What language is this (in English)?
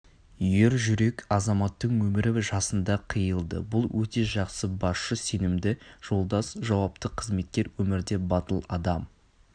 Kazakh